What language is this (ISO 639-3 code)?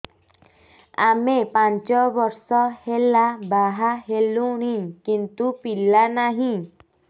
ori